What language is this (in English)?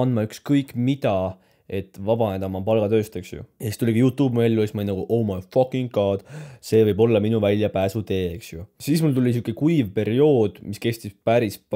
Finnish